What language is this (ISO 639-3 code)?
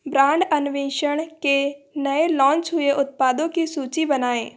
hin